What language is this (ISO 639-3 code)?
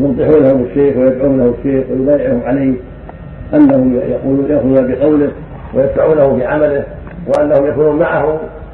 ara